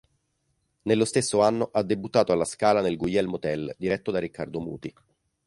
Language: Italian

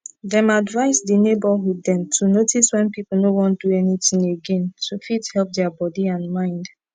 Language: Nigerian Pidgin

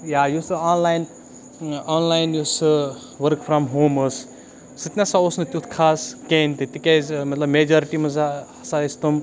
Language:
Kashmiri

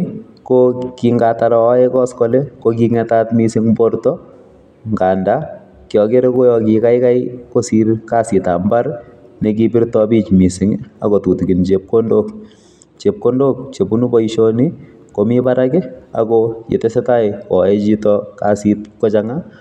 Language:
Kalenjin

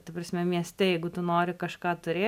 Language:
Lithuanian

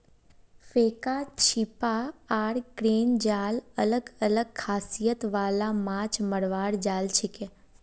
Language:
Magahi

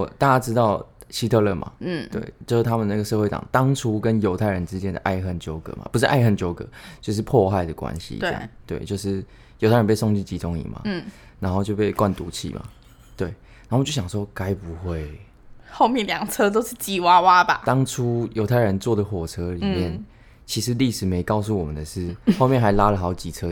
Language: Chinese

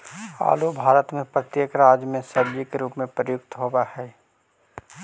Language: Magahi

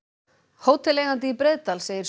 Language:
Icelandic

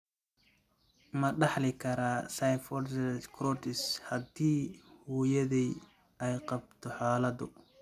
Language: Somali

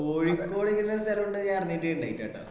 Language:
Malayalam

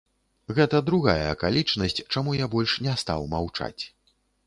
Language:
Belarusian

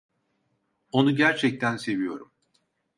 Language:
Turkish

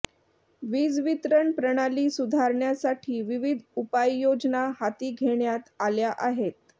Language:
Marathi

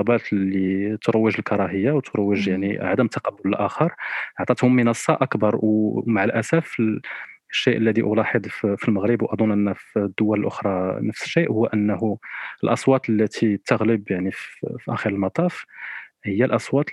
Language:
Arabic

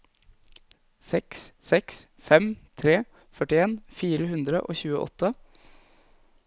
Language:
Norwegian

